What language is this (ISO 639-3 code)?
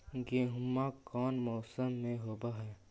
mag